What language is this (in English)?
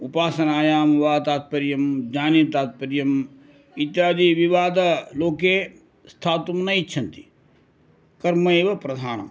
Sanskrit